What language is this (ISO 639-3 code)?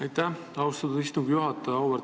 est